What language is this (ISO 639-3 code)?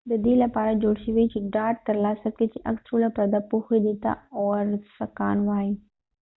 pus